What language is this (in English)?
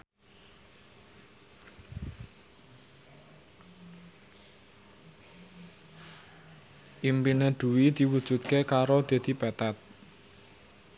Javanese